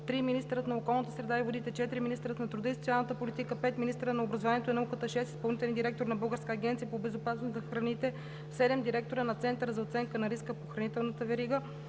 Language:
Bulgarian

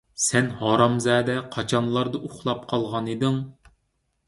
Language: Uyghur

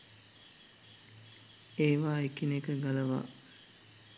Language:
Sinhala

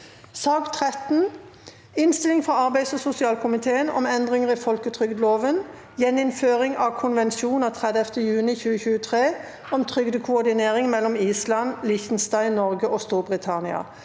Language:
Norwegian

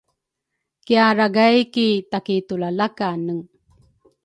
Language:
Rukai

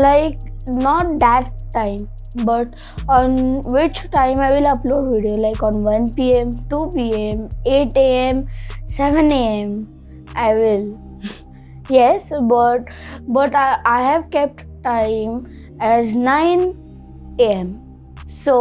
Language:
English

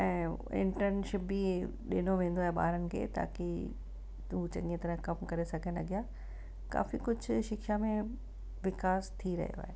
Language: Sindhi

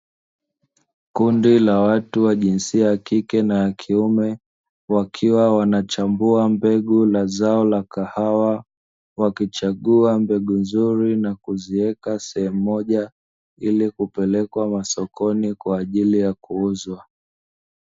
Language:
Swahili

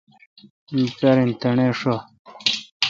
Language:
Kalkoti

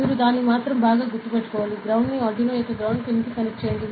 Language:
Telugu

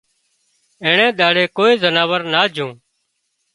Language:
Wadiyara Koli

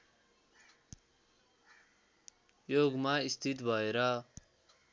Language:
Nepali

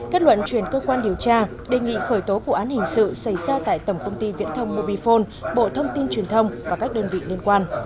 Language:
Vietnamese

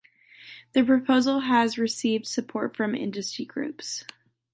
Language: English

